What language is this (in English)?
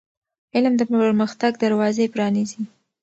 Pashto